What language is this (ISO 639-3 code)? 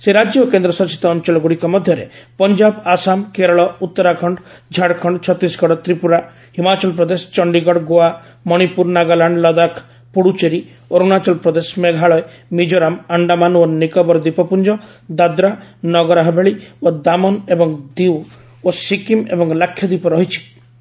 ori